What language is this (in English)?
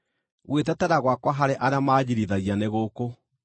Kikuyu